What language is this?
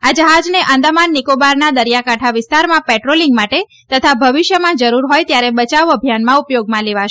Gujarati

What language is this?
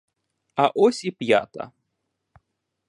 Ukrainian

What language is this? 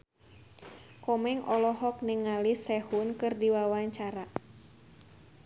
Sundanese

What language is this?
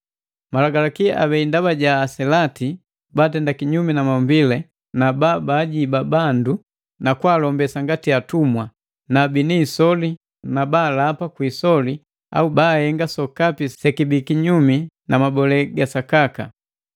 Matengo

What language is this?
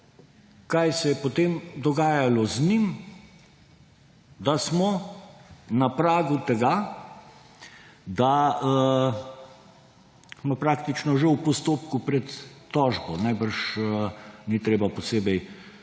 Slovenian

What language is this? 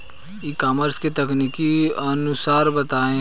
Hindi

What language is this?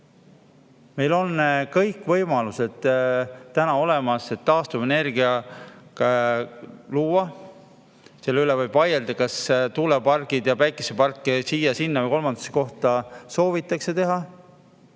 Estonian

